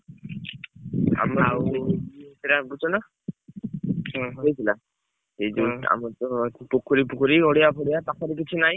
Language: Odia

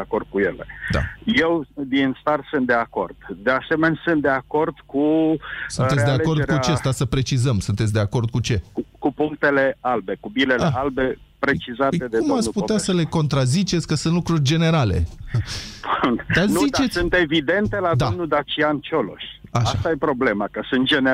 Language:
Romanian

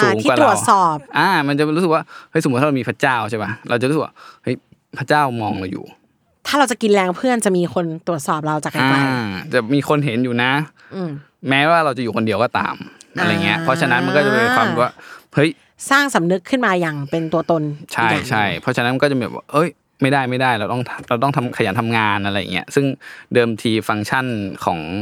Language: Thai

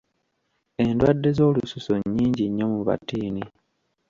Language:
Ganda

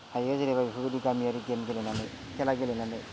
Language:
Bodo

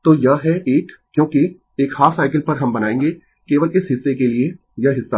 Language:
Hindi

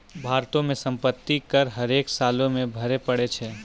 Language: Maithili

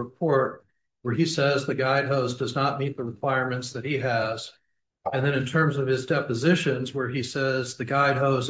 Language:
English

